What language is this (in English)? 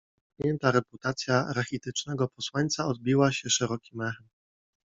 Polish